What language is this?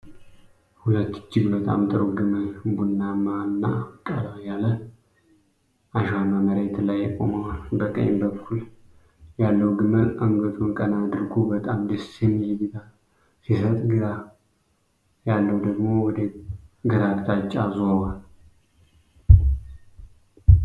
Amharic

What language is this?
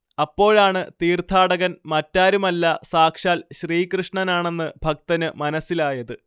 Malayalam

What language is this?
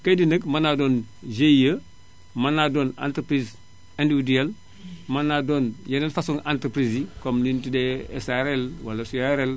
Wolof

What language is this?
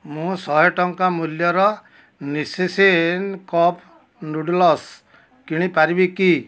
Odia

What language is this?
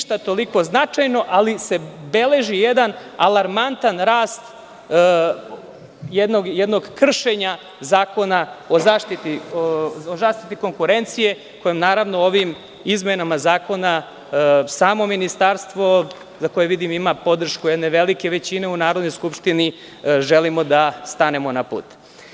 Serbian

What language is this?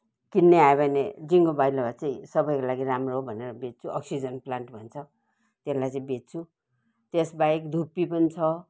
Nepali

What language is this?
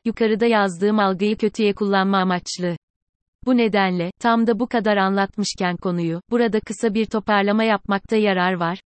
Turkish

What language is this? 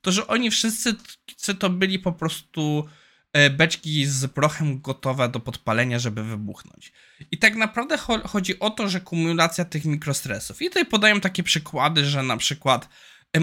Polish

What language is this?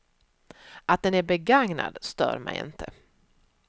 Swedish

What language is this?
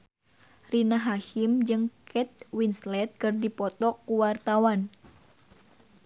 Sundanese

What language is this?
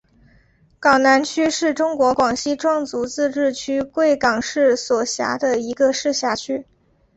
Chinese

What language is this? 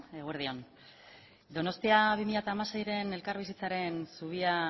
Basque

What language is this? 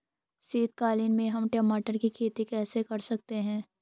Hindi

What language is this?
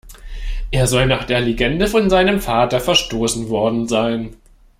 German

